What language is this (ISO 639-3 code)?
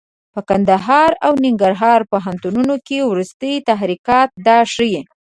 pus